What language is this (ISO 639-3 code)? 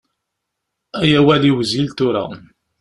kab